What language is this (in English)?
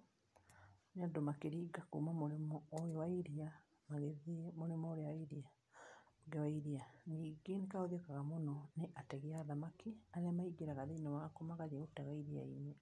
Kikuyu